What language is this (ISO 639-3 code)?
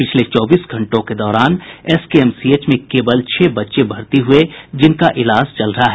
hin